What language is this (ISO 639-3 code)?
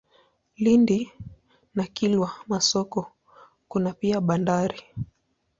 swa